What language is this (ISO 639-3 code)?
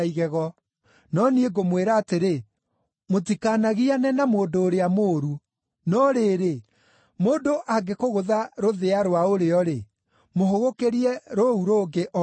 kik